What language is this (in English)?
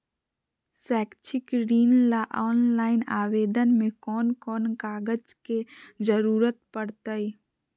Magahi